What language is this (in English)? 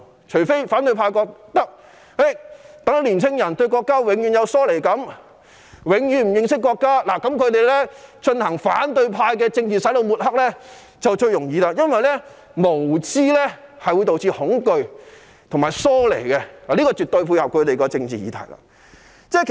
Cantonese